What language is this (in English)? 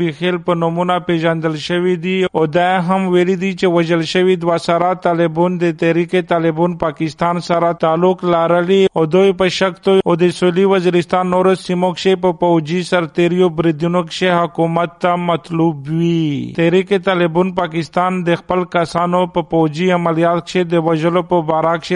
Urdu